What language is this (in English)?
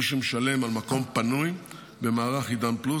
Hebrew